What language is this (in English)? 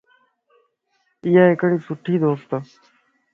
Lasi